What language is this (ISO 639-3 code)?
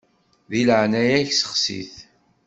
kab